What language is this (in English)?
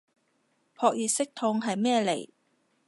Cantonese